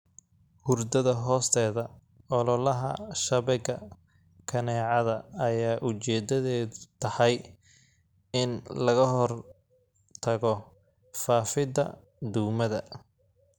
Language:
Somali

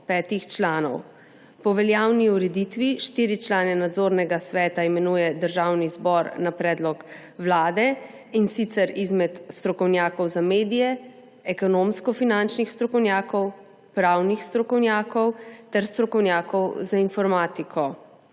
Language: Slovenian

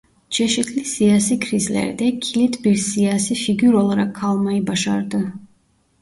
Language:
Turkish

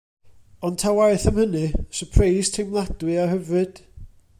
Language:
Welsh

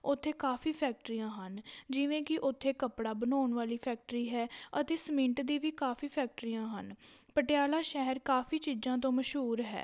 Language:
Punjabi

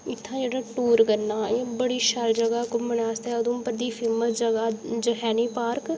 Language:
Dogri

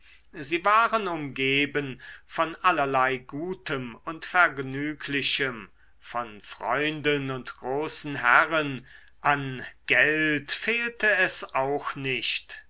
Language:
German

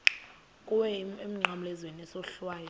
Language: Xhosa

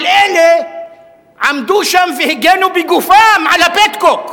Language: Hebrew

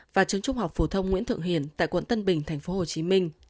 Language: Vietnamese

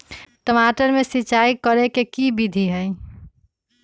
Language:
Magahi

